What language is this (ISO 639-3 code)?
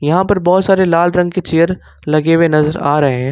hin